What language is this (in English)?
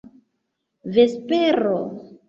Esperanto